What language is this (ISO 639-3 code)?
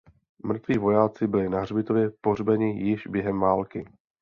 ces